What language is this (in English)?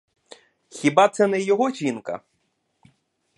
Ukrainian